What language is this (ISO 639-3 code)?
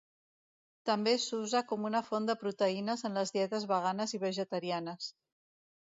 cat